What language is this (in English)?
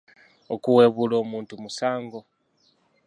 Ganda